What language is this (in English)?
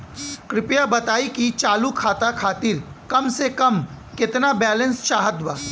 Bhojpuri